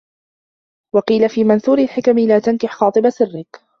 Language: Arabic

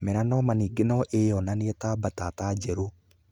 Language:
Kikuyu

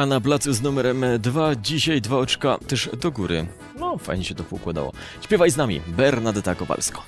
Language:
Polish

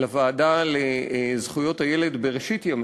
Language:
Hebrew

